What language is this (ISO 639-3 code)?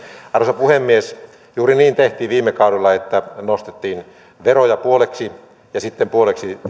fin